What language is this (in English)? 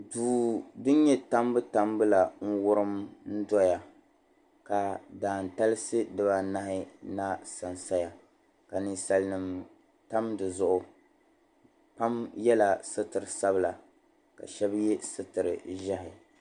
Dagbani